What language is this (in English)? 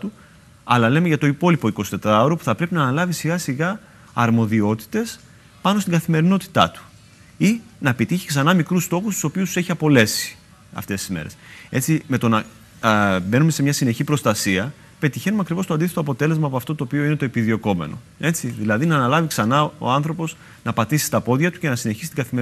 Greek